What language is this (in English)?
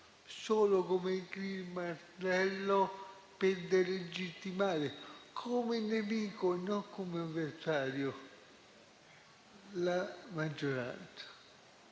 Italian